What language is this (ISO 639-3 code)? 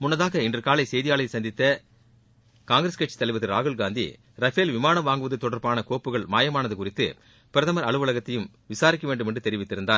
tam